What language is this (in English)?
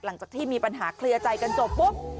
Thai